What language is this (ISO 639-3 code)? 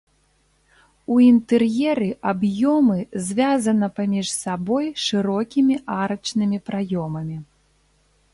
bel